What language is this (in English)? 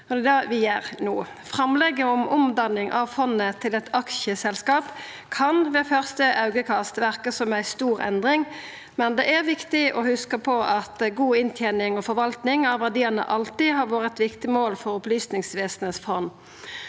Norwegian